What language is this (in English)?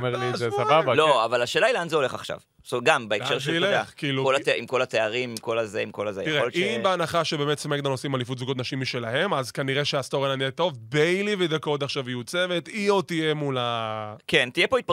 Hebrew